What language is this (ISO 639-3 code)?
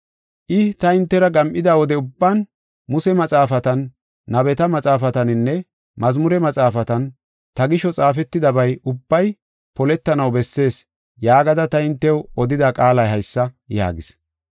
gof